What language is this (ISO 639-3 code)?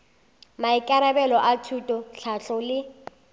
nso